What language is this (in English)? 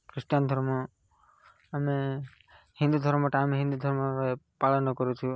Odia